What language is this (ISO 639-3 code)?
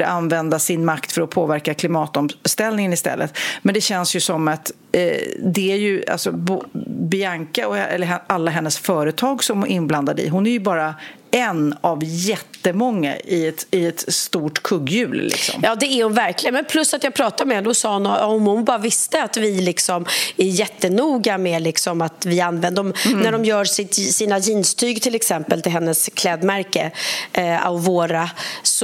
swe